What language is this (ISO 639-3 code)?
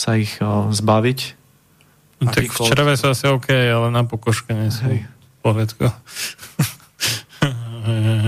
slk